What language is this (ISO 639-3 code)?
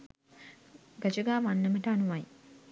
sin